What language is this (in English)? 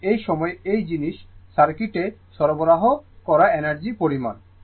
Bangla